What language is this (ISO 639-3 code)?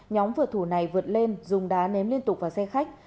vie